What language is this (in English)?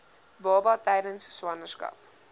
Afrikaans